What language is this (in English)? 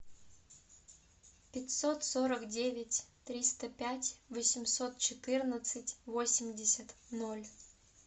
Russian